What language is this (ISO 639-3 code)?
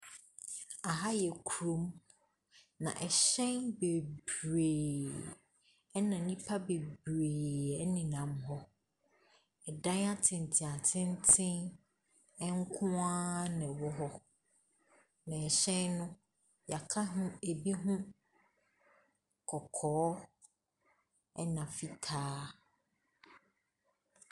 aka